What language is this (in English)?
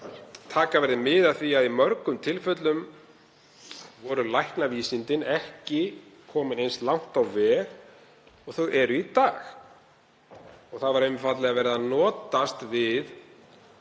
Icelandic